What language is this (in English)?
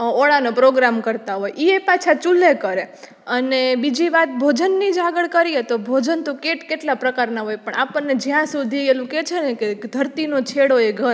Gujarati